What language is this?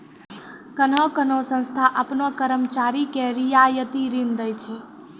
Maithili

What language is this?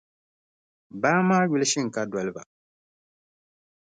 Dagbani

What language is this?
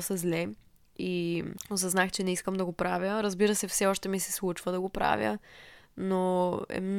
Bulgarian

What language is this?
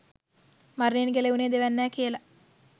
Sinhala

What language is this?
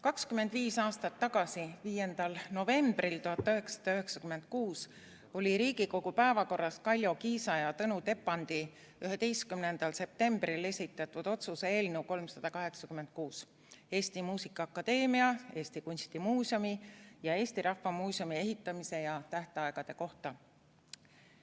Estonian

